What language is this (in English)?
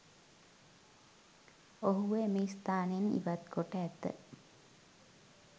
Sinhala